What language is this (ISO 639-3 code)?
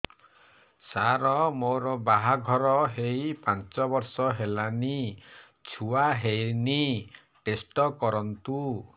ori